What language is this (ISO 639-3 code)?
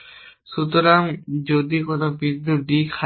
ben